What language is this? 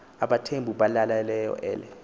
Xhosa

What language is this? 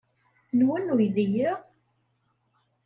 Kabyle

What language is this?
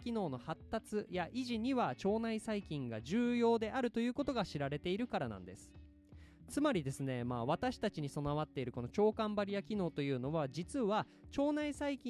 Japanese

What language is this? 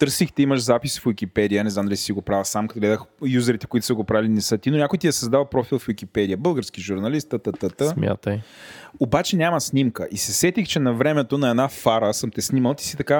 Bulgarian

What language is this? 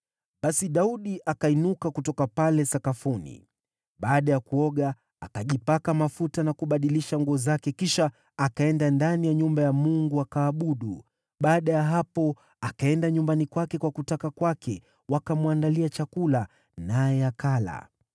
Swahili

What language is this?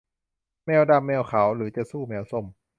Thai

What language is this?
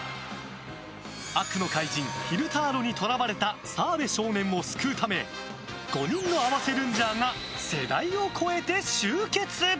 Japanese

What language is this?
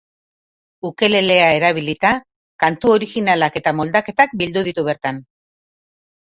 Basque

